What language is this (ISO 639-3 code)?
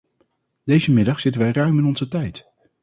nld